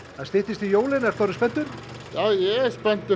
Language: Icelandic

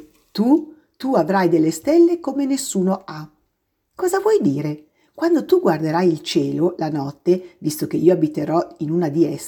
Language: Italian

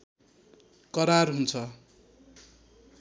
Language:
Nepali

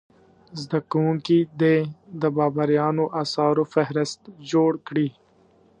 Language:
Pashto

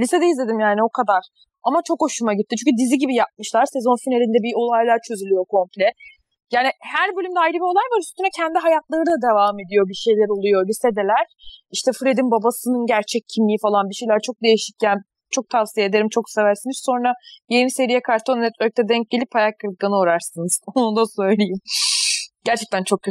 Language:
Turkish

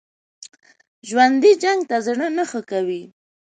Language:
Pashto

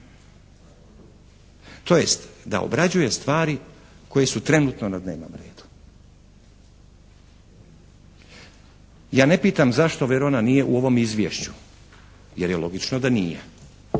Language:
Croatian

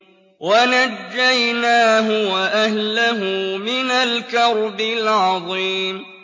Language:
Arabic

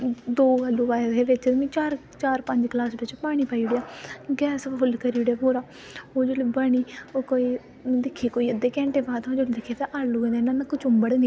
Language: Dogri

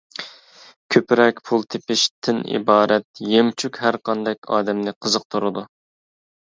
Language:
Uyghur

